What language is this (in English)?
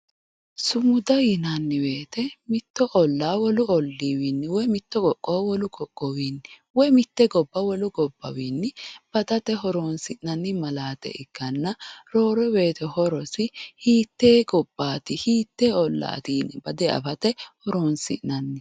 Sidamo